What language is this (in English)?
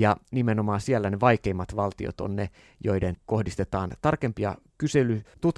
Finnish